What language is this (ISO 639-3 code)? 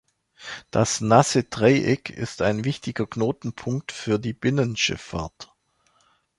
deu